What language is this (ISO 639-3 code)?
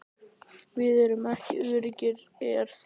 isl